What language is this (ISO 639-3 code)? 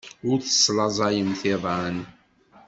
kab